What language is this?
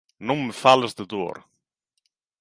Galician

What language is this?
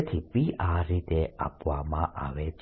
Gujarati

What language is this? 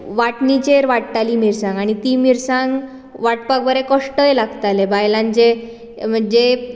Konkani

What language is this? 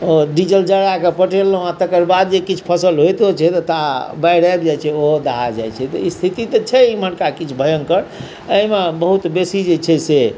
Maithili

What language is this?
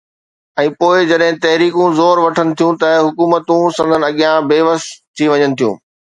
Sindhi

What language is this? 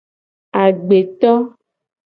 Gen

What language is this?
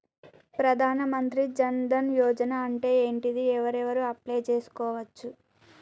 Telugu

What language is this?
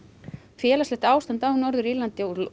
Icelandic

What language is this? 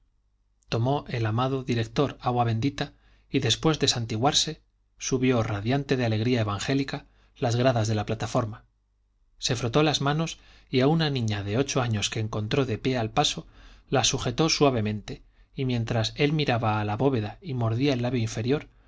Spanish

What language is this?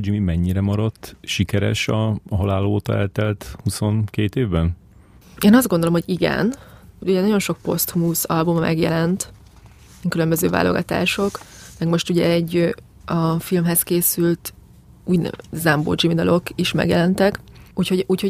Hungarian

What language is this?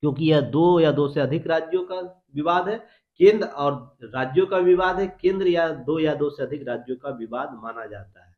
Hindi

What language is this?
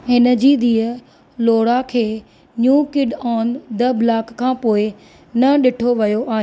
Sindhi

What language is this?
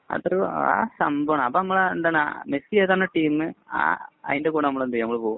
Malayalam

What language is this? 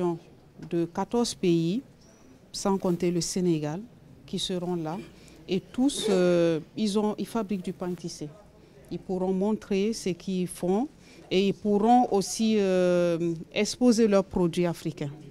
French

